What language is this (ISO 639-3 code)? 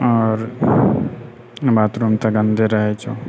mai